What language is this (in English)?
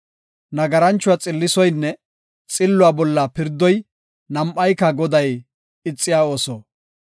Gofa